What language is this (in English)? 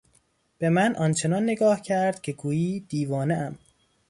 Persian